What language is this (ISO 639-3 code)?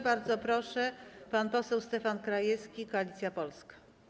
pol